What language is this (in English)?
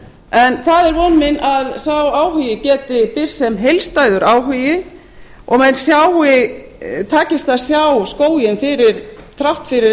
Icelandic